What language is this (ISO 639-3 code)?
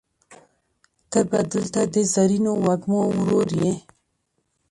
pus